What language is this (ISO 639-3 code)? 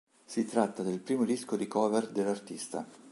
ita